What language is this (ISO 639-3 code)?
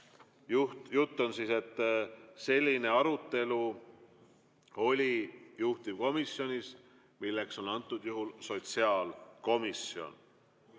est